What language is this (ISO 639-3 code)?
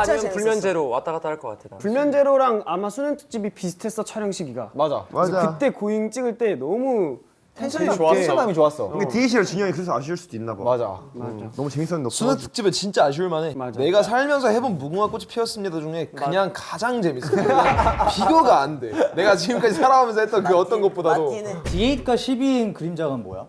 kor